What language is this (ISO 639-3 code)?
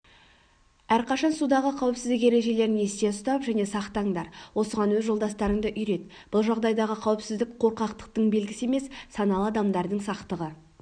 kaz